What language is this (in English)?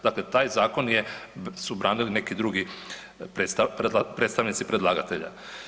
Croatian